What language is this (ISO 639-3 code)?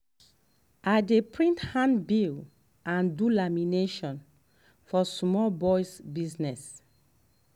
pcm